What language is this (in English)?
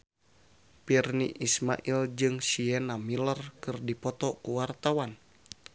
Sundanese